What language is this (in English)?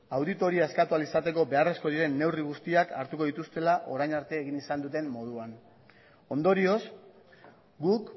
Basque